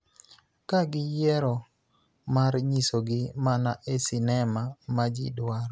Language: Luo (Kenya and Tanzania)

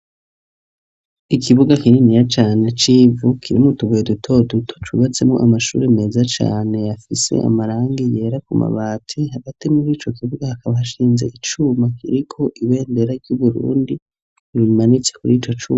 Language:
Rundi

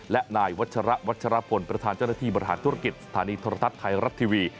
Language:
Thai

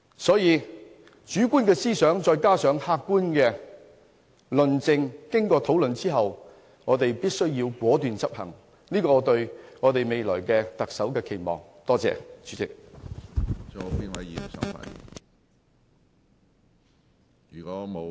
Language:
Cantonese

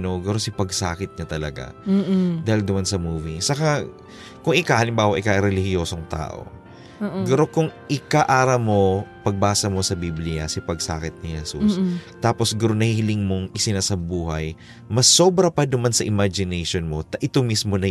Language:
Filipino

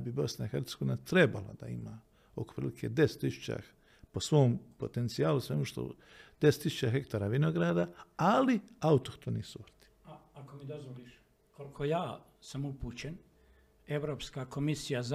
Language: Croatian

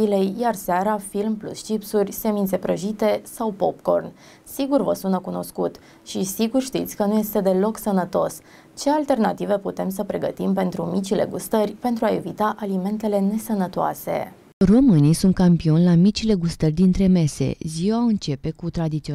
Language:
Romanian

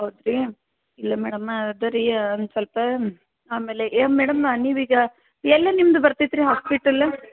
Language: Kannada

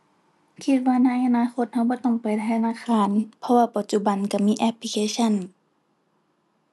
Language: Thai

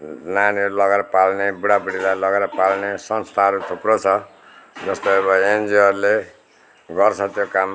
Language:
Nepali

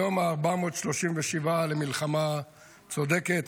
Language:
Hebrew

